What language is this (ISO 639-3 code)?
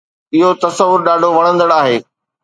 snd